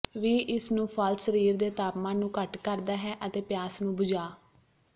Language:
Punjabi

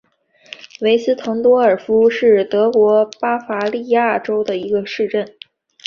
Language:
Chinese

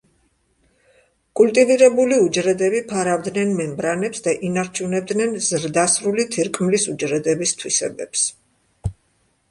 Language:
Georgian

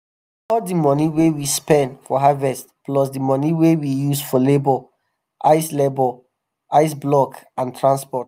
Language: Nigerian Pidgin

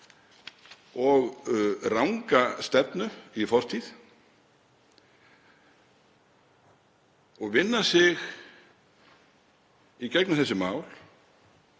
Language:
Icelandic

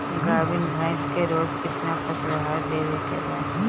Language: Bhojpuri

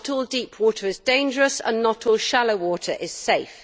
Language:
English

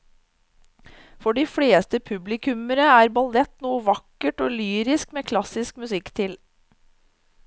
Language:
Norwegian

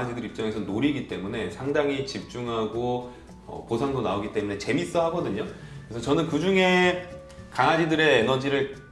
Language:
Korean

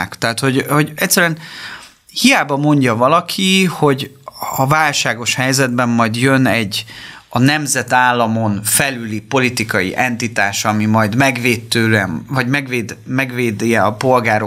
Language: Hungarian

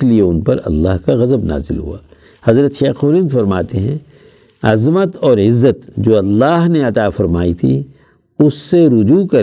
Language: Urdu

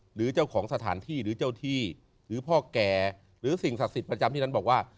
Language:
Thai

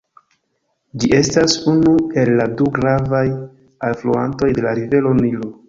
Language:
Esperanto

